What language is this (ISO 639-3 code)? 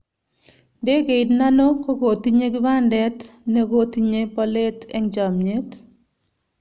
kln